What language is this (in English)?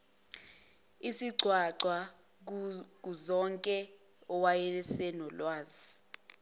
Zulu